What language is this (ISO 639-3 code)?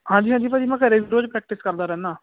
pan